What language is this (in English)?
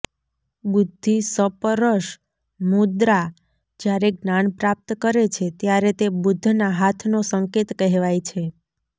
Gujarati